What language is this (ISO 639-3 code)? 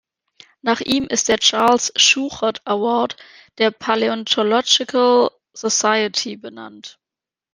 deu